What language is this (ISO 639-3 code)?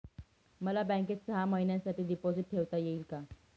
mar